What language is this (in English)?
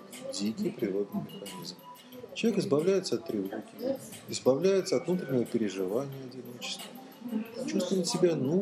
Russian